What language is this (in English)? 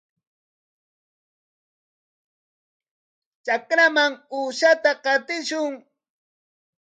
Corongo Ancash Quechua